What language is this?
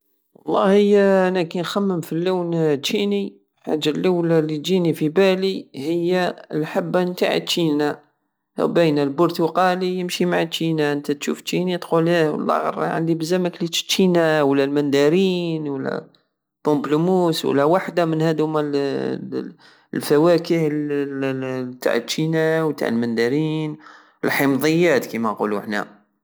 Algerian Saharan Arabic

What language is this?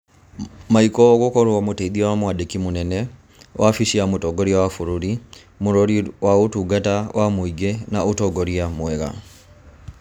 Kikuyu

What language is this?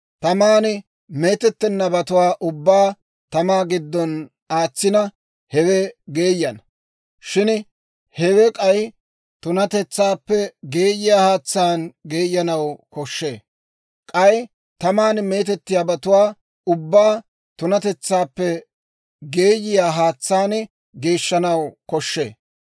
Dawro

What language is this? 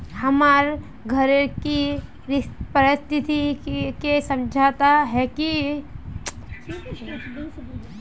Magahi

